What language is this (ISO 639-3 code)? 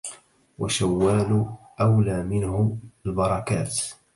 ara